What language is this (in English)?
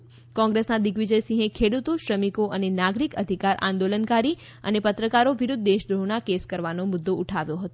Gujarati